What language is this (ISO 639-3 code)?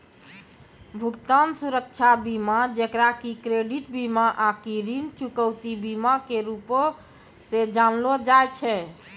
mai